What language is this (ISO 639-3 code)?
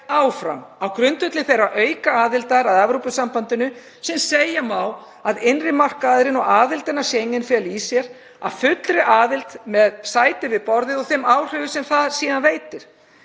isl